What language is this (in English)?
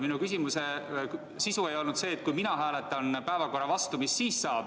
Estonian